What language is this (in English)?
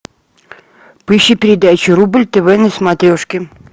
Russian